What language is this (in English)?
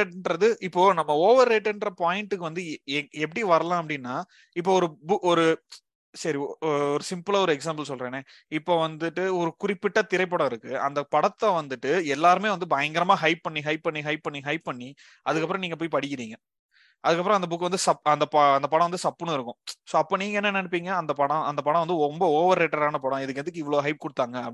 Tamil